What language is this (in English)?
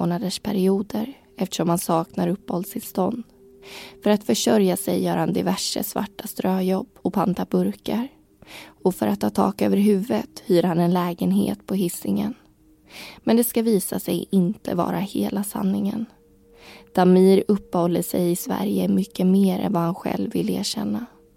Swedish